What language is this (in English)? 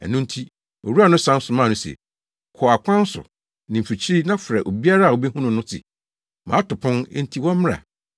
Akan